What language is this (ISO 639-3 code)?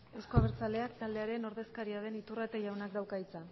eus